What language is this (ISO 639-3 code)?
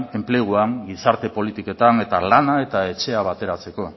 eus